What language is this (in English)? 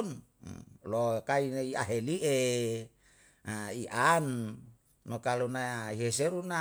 Yalahatan